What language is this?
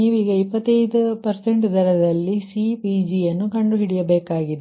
Kannada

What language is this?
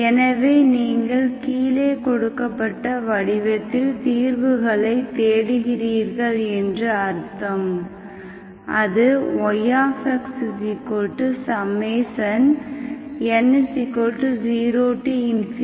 Tamil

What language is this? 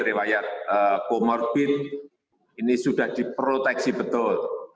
Indonesian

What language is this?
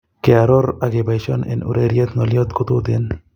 Kalenjin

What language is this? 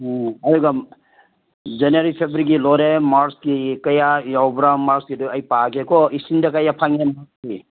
Manipuri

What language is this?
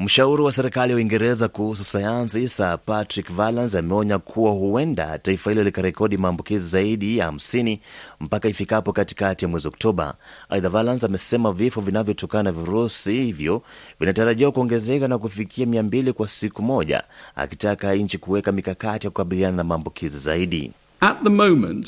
Swahili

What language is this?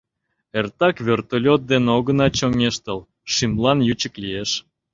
Mari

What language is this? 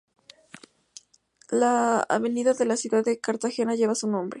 Spanish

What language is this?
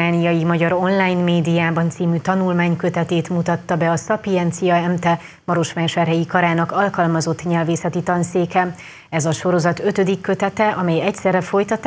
Hungarian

